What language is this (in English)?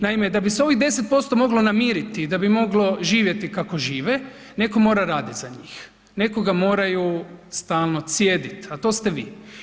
Croatian